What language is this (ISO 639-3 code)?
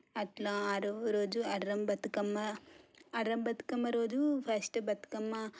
tel